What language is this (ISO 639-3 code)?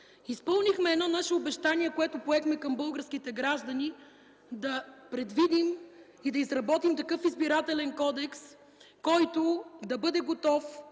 bul